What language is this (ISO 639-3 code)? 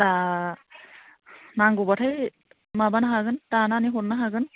brx